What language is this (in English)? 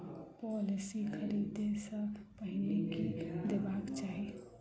Maithili